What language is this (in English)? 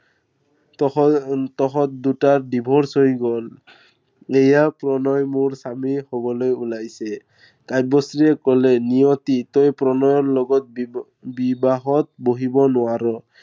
Assamese